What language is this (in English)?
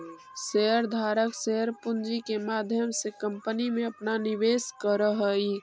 Magahi